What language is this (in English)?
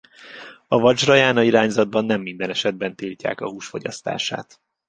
Hungarian